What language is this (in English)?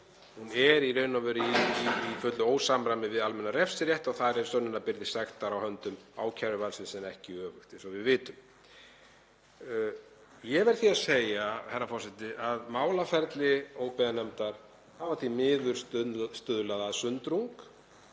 Icelandic